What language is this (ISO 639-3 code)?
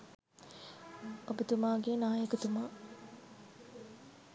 sin